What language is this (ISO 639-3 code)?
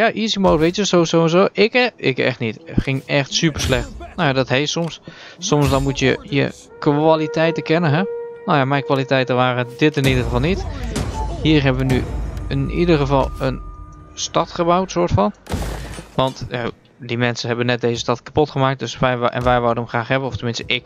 nld